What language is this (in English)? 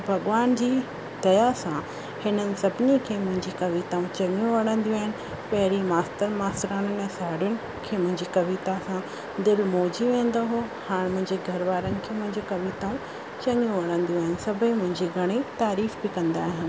Sindhi